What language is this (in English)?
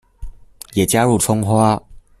Chinese